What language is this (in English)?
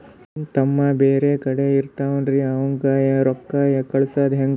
Kannada